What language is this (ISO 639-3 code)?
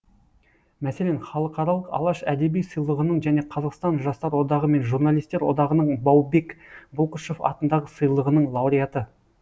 kaz